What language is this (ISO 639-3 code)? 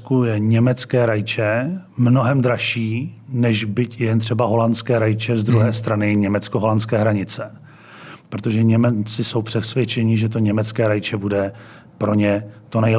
ces